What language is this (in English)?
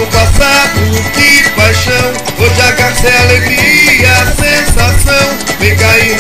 Romanian